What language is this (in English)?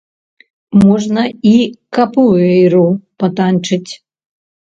Belarusian